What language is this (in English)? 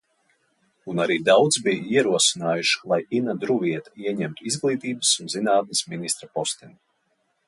Latvian